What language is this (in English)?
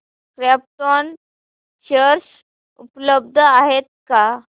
Marathi